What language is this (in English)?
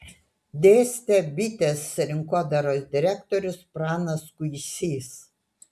Lithuanian